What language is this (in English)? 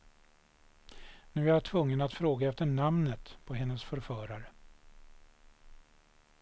Swedish